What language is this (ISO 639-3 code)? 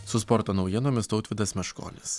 lit